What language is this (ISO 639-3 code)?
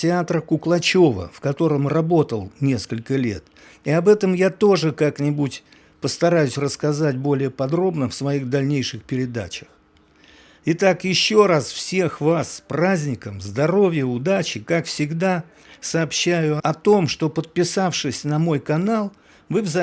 rus